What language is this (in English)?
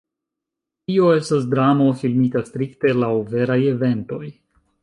Esperanto